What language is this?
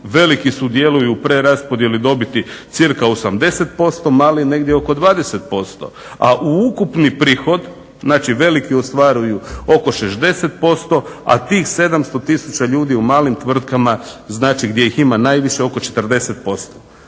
Croatian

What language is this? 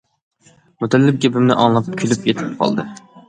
Uyghur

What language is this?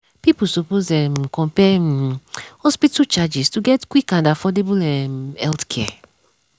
Nigerian Pidgin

